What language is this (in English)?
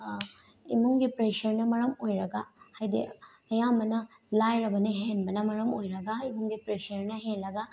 Manipuri